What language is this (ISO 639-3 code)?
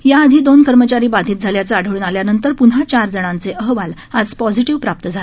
mar